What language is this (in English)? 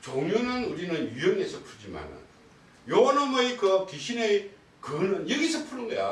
Korean